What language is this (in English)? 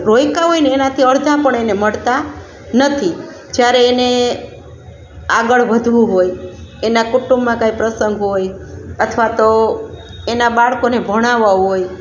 Gujarati